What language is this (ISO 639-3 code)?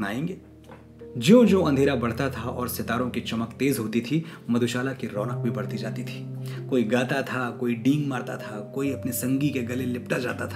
hin